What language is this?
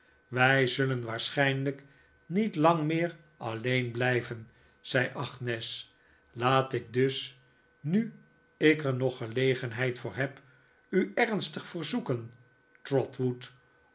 Dutch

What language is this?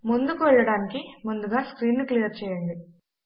Telugu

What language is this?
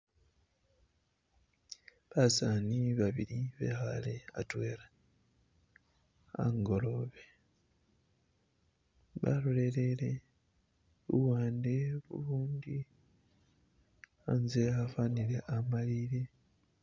Masaaba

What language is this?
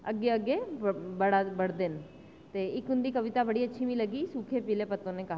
Dogri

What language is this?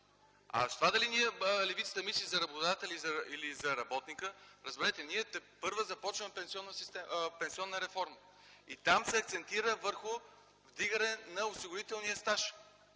Bulgarian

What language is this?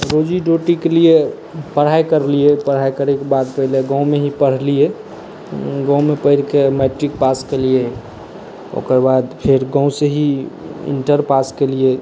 Maithili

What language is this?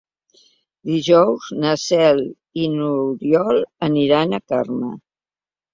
Catalan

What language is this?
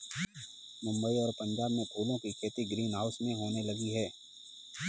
Hindi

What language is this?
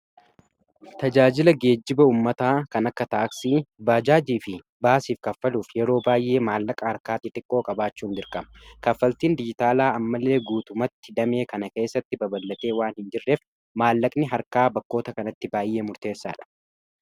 Oromo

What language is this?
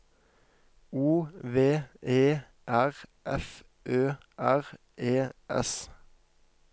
Norwegian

